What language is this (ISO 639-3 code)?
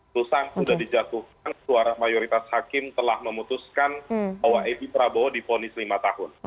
ind